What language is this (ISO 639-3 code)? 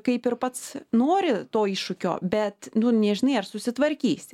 lit